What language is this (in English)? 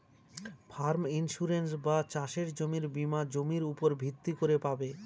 Bangla